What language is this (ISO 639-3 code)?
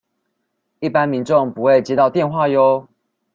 zho